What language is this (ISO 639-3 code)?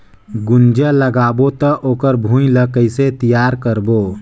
hne